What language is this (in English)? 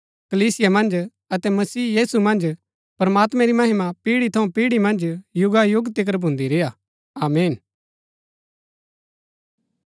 Gaddi